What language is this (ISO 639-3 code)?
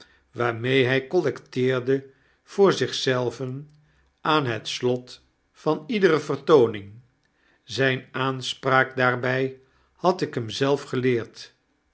nld